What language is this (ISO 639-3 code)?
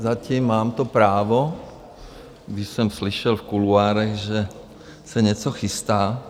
ces